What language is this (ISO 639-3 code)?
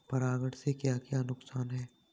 hin